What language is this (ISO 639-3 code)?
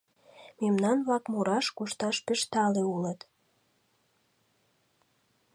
chm